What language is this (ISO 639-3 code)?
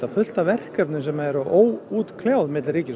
isl